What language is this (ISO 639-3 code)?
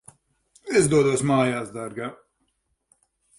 lav